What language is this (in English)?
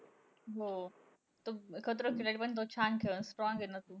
Marathi